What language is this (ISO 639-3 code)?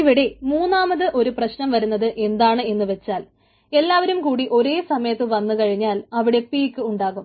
mal